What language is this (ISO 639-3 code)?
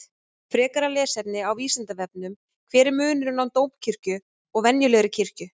isl